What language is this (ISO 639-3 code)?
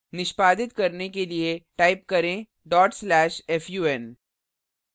hin